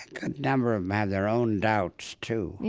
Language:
English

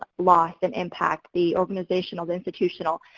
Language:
English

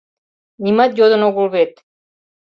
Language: Mari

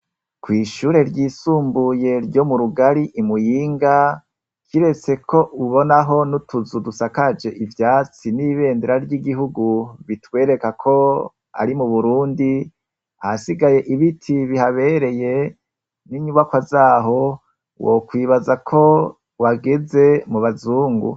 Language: Rundi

